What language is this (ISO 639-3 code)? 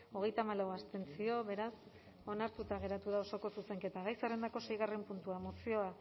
eus